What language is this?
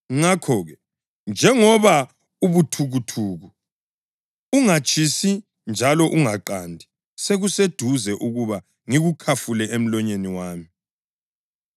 North Ndebele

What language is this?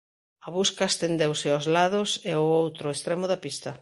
Galician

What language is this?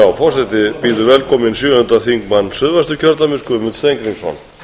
Icelandic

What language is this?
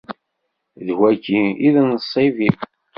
Kabyle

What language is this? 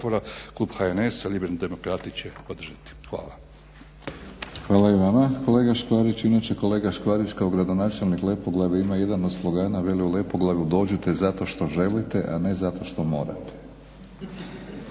Croatian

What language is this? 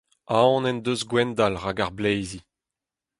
Breton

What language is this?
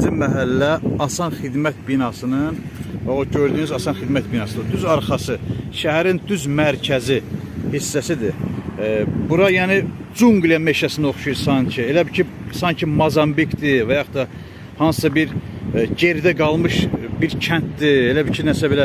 Turkish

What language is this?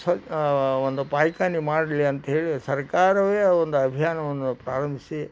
Kannada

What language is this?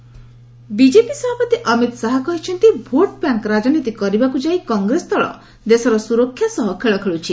Odia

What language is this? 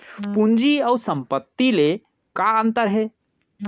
Chhattisgarhi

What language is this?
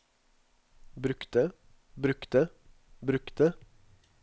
Norwegian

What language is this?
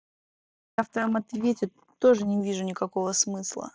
Russian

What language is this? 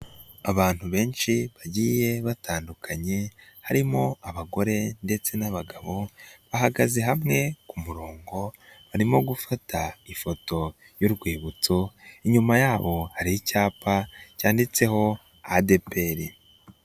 Kinyarwanda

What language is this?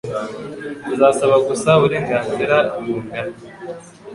Kinyarwanda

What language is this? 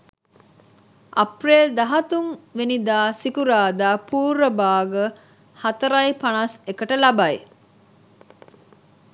Sinhala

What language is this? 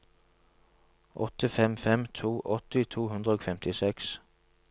Norwegian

